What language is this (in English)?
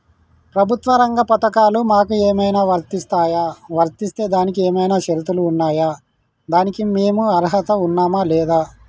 Telugu